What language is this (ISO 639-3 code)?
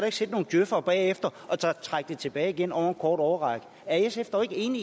dan